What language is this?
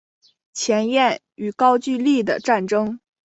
Chinese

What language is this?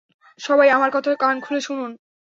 Bangla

